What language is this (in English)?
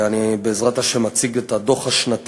Hebrew